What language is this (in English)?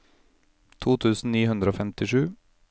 Norwegian